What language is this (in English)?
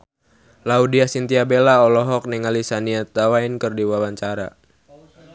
Sundanese